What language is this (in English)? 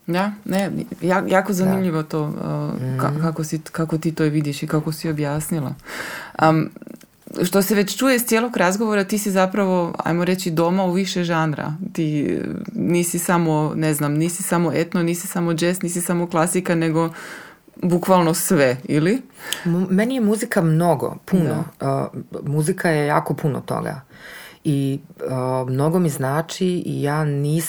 Croatian